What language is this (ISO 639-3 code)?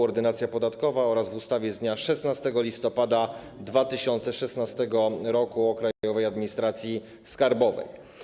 pol